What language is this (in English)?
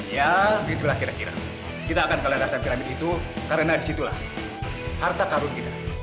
Indonesian